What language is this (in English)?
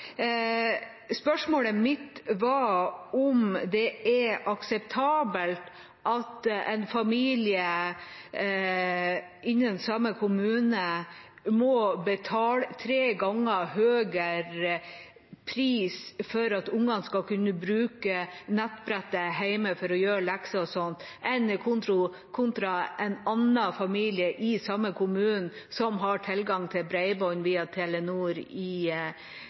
Norwegian Bokmål